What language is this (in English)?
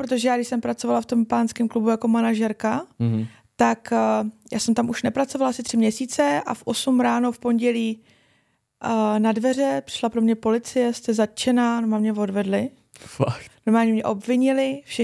Czech